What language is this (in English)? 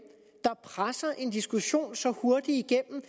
Danish